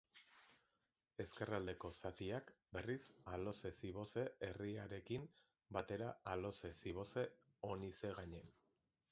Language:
Basque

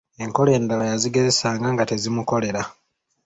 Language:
Ganda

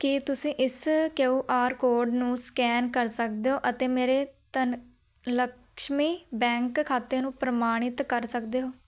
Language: Punjabi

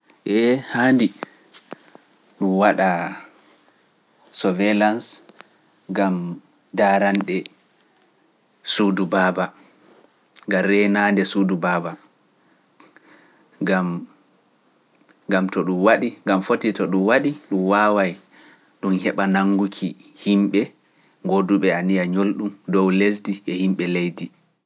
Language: Pular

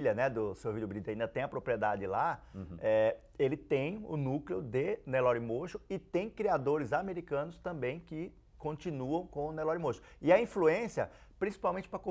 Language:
Portuguese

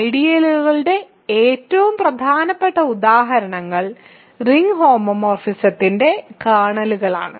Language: Malayalam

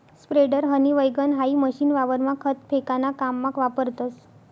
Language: Marathi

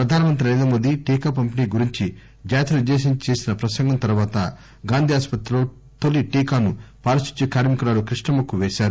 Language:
Telugu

